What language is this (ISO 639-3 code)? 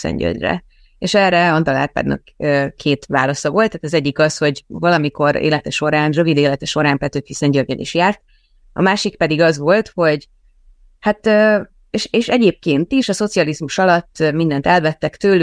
hun